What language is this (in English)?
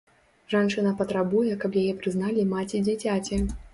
Belarusian